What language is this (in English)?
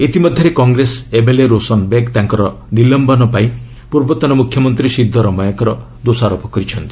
Odia